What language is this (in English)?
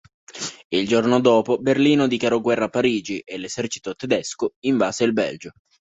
Italian